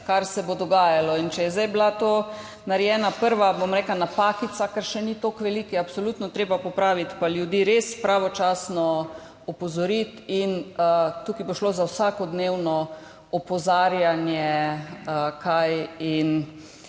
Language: Slovenian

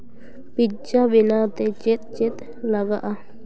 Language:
Santali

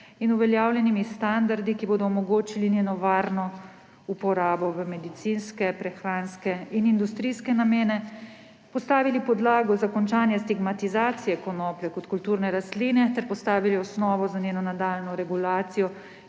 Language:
Slovenian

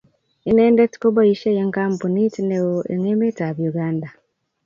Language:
Kalenjin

